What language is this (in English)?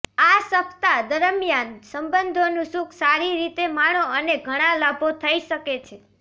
Gujarati